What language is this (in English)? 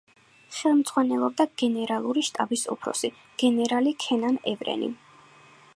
Georgian